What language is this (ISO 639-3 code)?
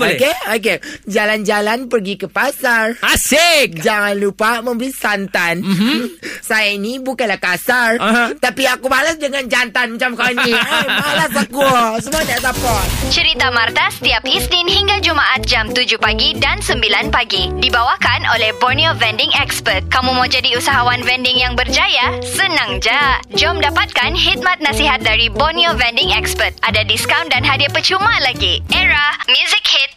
msa